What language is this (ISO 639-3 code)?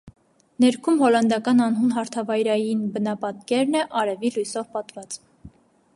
hye